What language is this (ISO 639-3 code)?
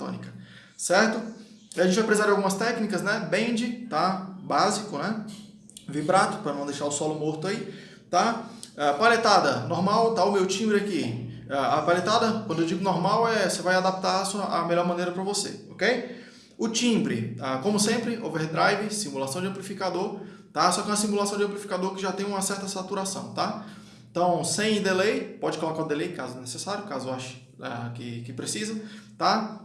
por